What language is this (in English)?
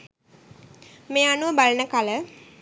Sinhala